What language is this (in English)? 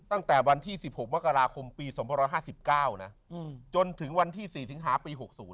Thai